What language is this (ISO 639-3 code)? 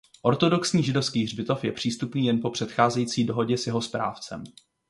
ces